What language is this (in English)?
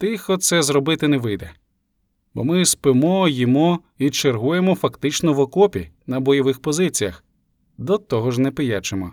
Ukrainian